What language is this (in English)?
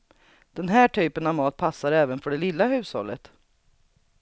Swedish